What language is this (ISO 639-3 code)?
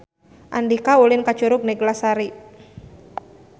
sun